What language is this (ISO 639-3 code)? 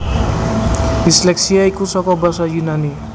jav